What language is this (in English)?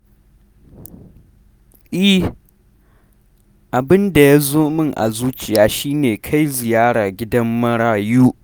Hausa